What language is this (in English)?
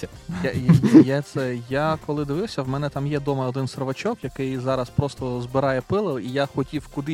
Ukrainian